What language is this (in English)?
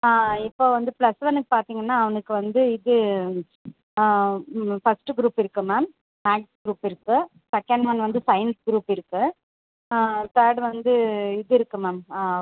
Tamil